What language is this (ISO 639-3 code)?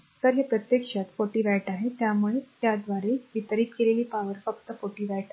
mar